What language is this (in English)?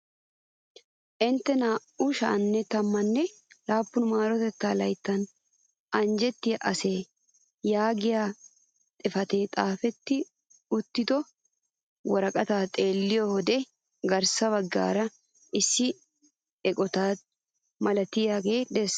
Wolaytta